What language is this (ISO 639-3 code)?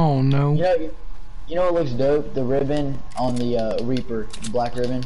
eng